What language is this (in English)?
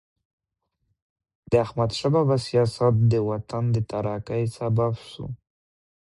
Pashto